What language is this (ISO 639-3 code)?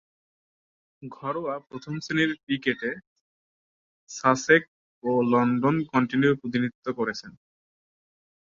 ben